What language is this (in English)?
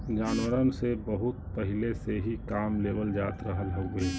Bhojpuri